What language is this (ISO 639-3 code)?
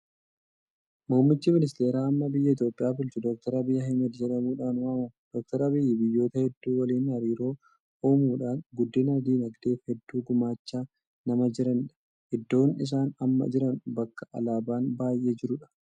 orm